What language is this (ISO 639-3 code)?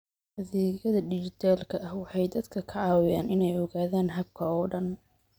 som